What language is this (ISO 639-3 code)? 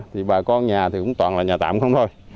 vie